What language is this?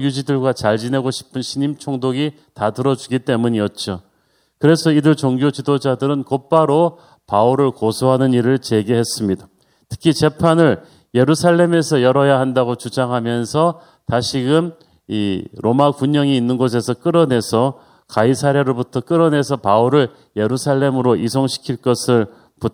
Korean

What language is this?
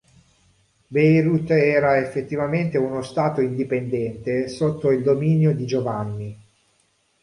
Italian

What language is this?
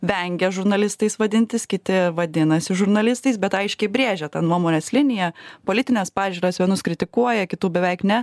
Lithuanian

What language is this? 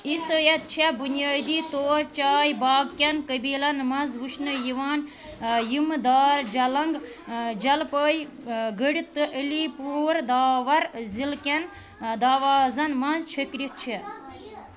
Kashmiri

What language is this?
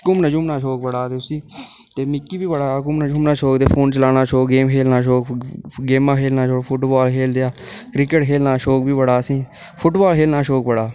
Dogri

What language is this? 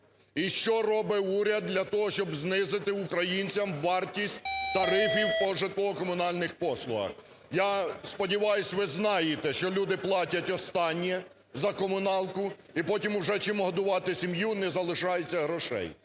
Ukrainian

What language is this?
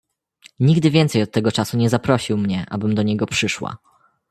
Polish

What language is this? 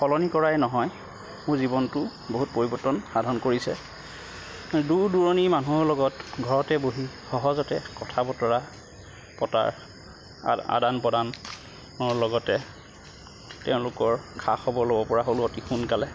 Assamese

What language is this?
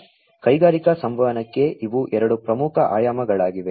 Kannada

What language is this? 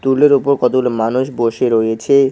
Bangla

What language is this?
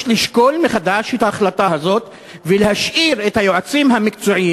Hebrew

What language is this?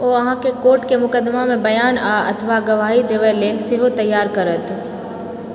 Maithili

